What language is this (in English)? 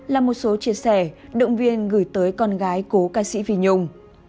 Vietnamese